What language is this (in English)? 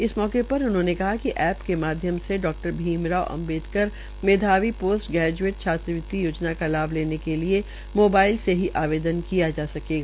Hindi